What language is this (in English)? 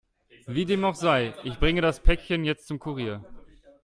German